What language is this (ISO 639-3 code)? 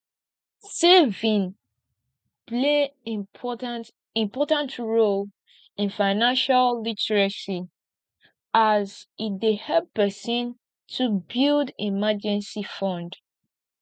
pcm